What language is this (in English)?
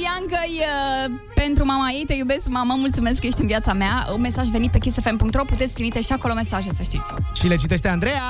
Romanian